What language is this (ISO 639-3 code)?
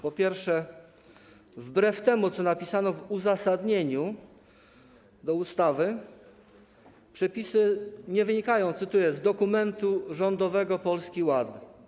pol